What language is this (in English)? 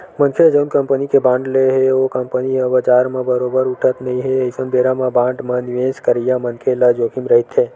Chhattisgarhi